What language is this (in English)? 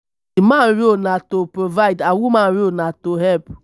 Nigerian Pidgin